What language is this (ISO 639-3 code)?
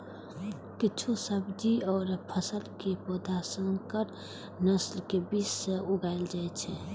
mai